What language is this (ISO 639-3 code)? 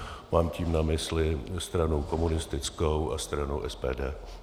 ces